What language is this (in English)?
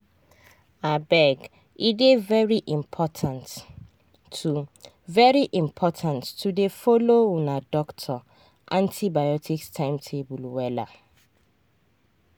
Nigerian Pidgin